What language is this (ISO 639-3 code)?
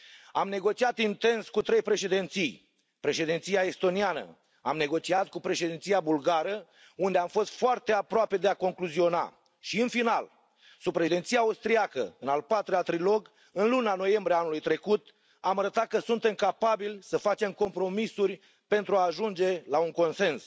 ron